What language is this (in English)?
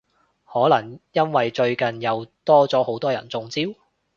Cantonese